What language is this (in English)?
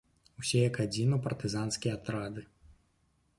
Belarusian